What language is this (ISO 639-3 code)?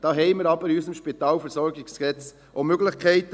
gsw